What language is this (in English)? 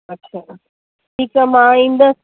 Sindhi